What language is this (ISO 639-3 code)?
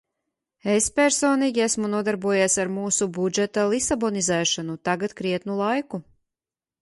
lav